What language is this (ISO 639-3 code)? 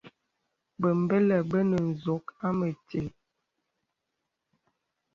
beb